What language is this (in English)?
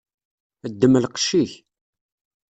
Kabyle